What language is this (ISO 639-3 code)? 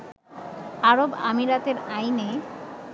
ben